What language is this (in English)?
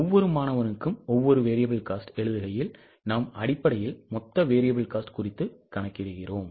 Tamil